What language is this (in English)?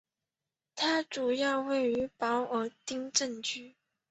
Chinese